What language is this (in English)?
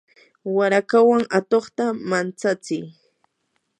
Yanahuanca Pasco Quechua